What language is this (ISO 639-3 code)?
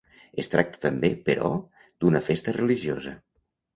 cat